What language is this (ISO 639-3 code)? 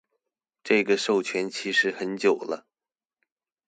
zho